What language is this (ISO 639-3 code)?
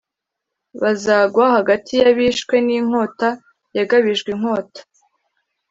kin